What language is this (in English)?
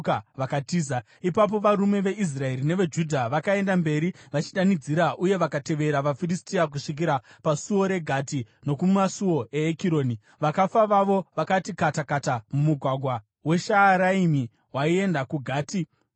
Shona